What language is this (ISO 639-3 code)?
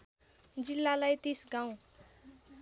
nep